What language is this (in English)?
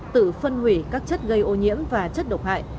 Vietnamese